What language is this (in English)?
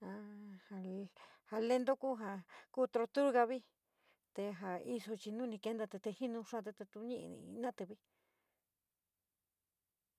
San Miguel El Grande Mixtec